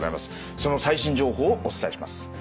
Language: Japanese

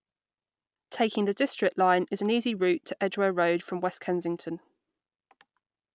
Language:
English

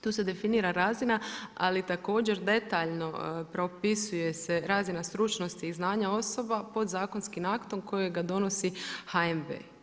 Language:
Croatian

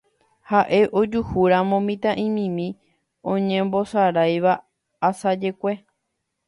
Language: Guarani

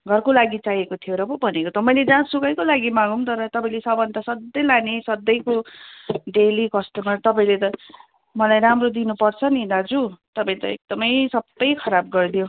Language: Nepali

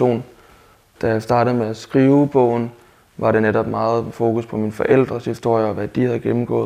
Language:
Danish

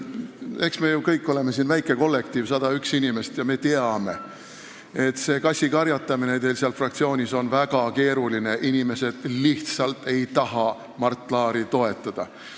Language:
Estonian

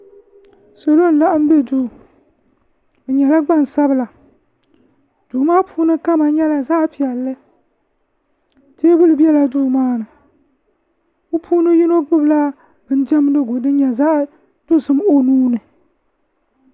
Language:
Dagbani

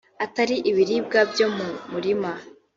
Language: Kinyarwanda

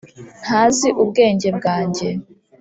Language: Kinyarwanda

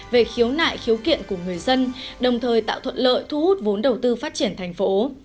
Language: Vietnamese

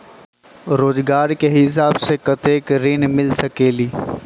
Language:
Magahi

